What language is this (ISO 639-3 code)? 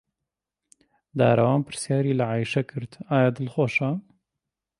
ckb